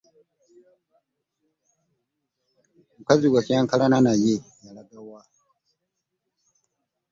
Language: Ganda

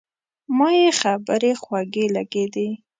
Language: Pashto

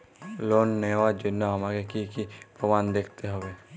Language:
Bangla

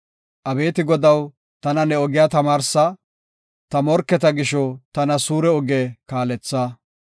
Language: Gofa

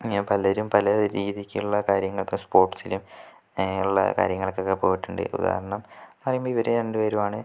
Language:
Malayalam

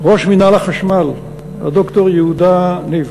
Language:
Hebrew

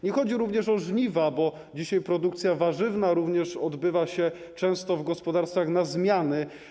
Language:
Polish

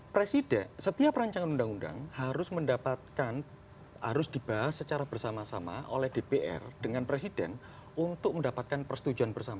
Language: Indonesian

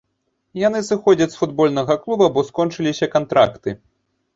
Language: Belarusian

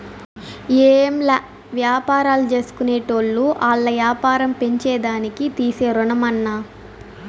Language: Telugu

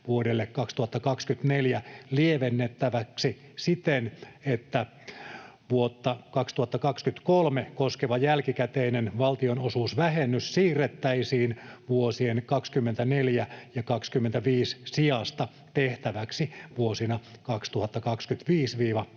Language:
Finnish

